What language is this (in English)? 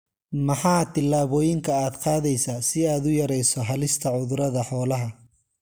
Somali